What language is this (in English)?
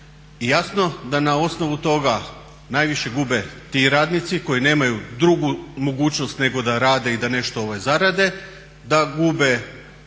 Croatian